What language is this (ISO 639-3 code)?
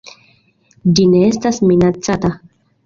epo